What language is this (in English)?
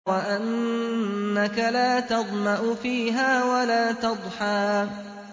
Arabic